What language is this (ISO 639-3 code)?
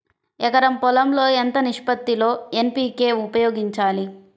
tel